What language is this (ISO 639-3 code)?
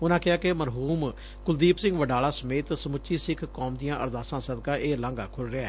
pan